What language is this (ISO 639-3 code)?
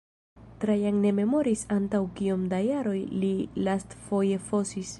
epo